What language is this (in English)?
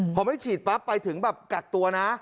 Thai